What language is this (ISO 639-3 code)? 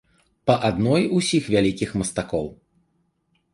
bel